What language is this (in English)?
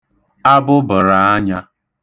Igbo